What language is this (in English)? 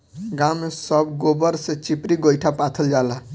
Bhojpuri